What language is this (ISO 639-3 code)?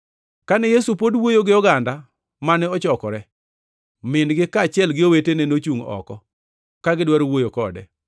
luo